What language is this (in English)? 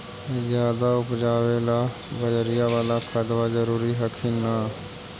Magahi